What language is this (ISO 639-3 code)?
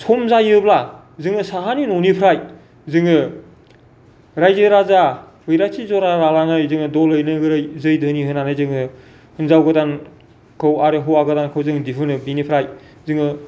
brx